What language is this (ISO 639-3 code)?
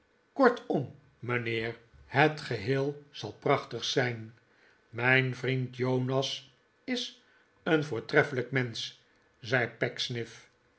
nld